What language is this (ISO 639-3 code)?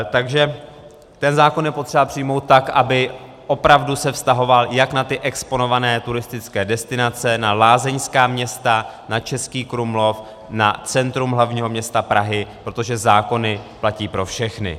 ces